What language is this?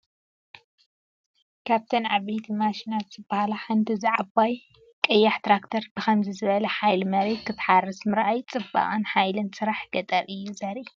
Tigrinya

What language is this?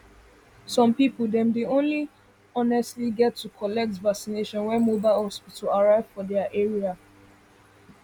Nigerian Pidgin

